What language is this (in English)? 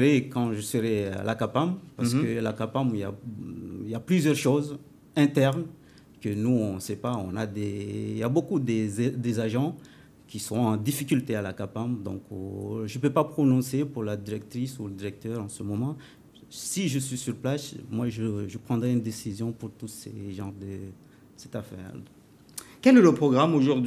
French